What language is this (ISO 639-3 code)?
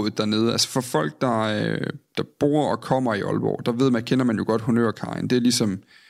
dan